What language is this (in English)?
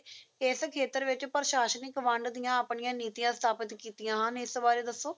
Punjabi